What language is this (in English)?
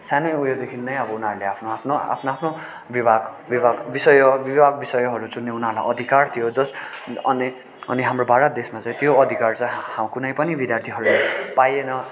Nepali